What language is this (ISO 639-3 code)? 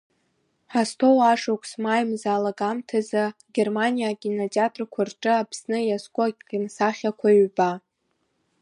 abk